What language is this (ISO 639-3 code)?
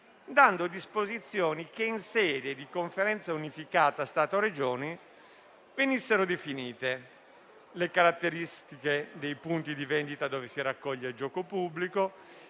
ita